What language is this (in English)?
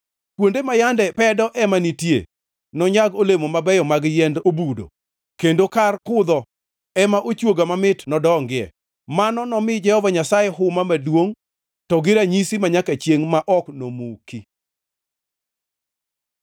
Luo (Kenya and Tanzania)